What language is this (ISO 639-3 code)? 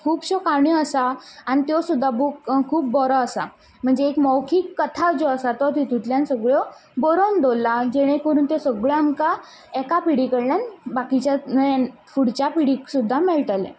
kok